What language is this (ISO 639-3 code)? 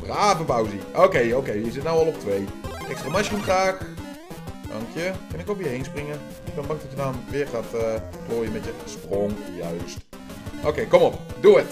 nld